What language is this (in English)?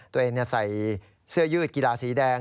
Thai